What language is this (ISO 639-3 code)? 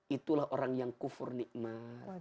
ind